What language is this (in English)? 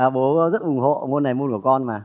Vietnamese